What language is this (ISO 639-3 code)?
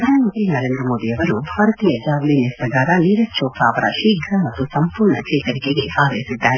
kan